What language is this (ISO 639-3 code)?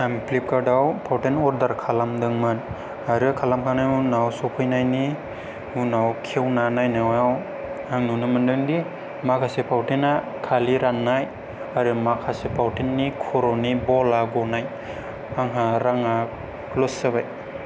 brx